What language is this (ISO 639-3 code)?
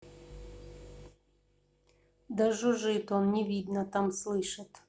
rus